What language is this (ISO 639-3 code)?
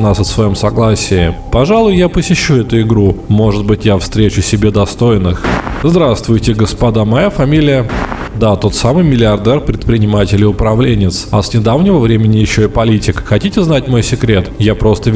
rus